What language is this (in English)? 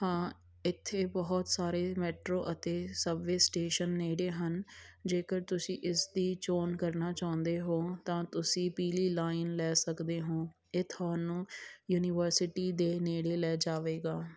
Punjabi